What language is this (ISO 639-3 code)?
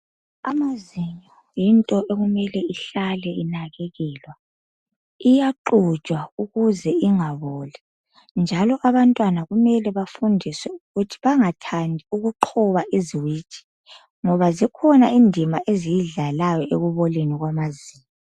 nde